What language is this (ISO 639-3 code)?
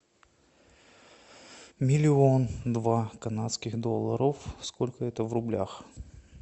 rus